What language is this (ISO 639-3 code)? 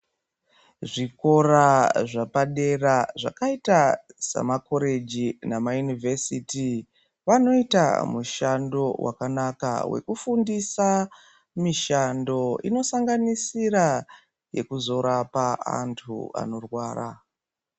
ndc